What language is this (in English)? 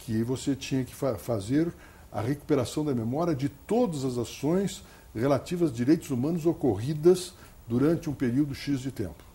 Portuguese